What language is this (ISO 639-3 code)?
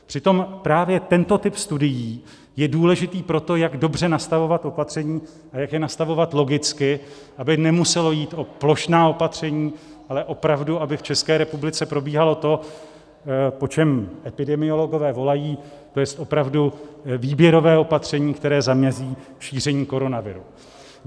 ces